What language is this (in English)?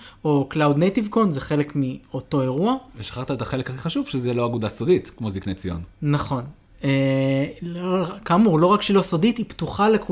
Hebrew